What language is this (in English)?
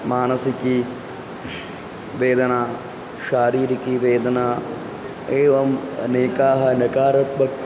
Sanskrit